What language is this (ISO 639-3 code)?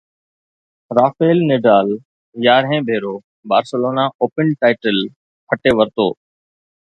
snd